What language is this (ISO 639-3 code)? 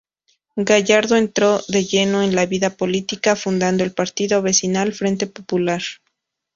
spa